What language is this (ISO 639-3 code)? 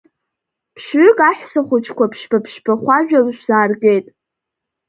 abk